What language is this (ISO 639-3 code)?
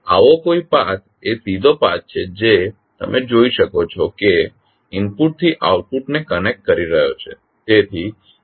guj